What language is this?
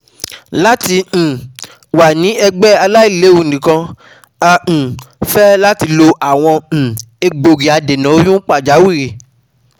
Yoruba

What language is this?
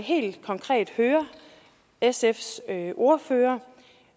Danish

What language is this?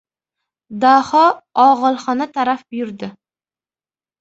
Uzbek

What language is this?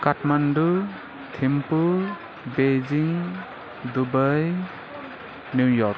Nepali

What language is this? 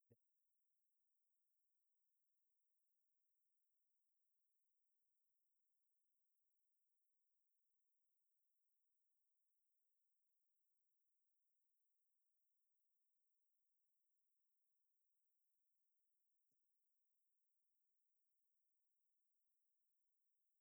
Dadiya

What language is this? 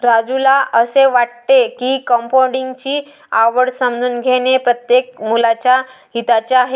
Marathi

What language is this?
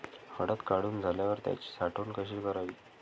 Marathi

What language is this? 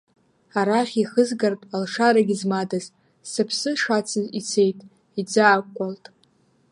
Abkhazian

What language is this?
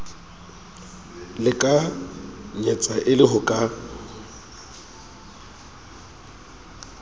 Southern Sotho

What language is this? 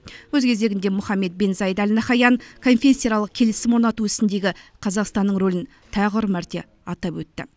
Kazakh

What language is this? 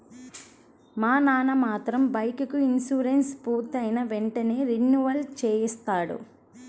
Telugu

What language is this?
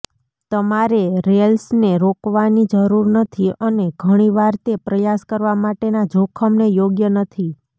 Gujarati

